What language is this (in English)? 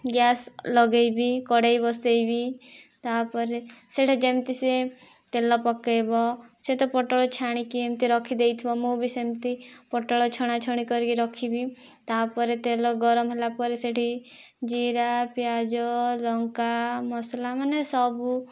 Odia